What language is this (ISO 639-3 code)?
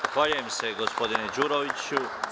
srp